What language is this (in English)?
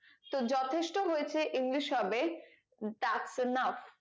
Bangla